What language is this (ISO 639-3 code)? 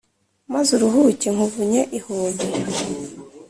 kin